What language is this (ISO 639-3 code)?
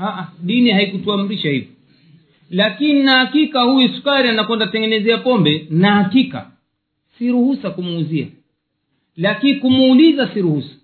swa